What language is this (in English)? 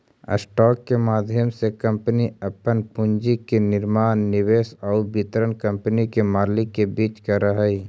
Magahi